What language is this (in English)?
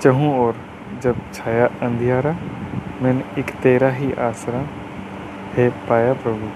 Hindi